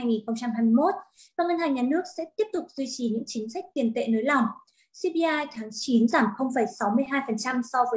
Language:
Vietnamese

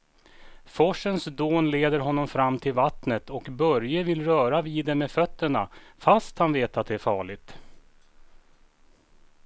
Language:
Swedish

